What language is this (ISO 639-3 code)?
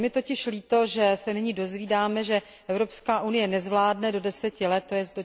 ces